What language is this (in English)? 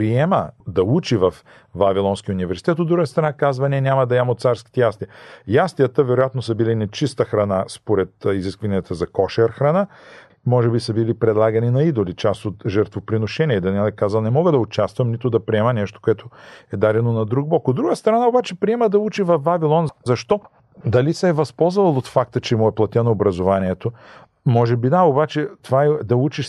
Bulgarian